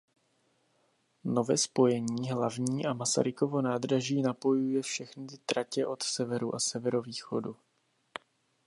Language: Czech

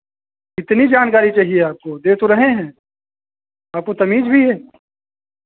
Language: Hindi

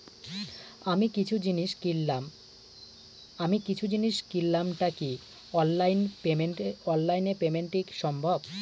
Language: Bangla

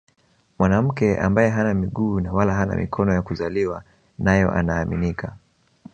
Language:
Swahili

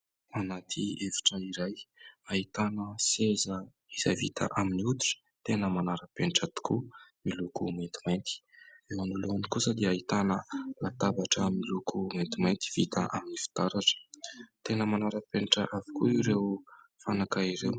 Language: Malagasy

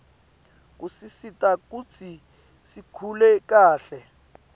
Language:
Swati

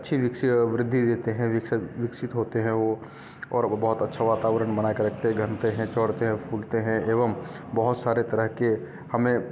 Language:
Hindi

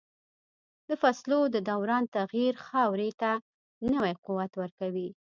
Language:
Pashto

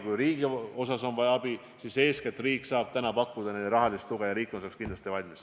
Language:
Estonian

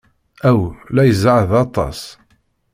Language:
Kabyle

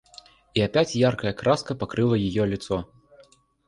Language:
Russian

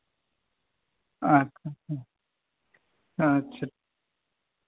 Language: Santali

